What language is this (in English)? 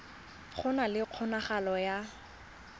Tswana